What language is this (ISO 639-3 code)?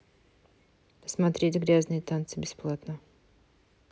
rus